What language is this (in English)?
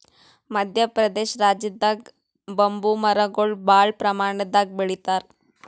Kannada